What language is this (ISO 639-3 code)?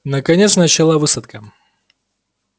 rus